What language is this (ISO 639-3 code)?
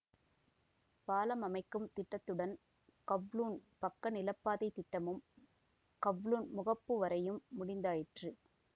tam